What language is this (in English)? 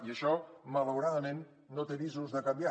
Catalan